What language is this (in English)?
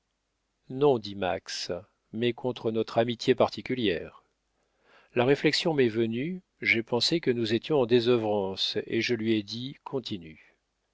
French